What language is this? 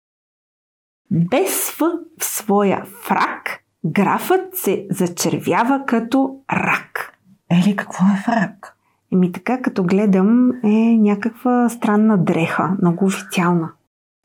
Bulgarian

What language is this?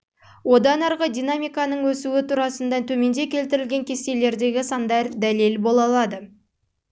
Kazakh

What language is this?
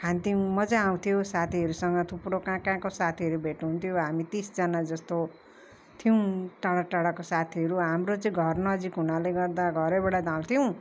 Nepali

